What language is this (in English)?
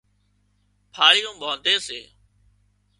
Wadiyara Koli